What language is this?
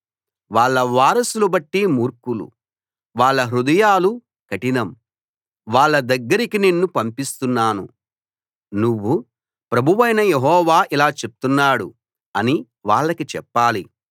Telugu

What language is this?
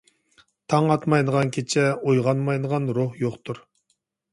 Uyghur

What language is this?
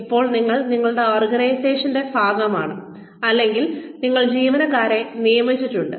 Malayalam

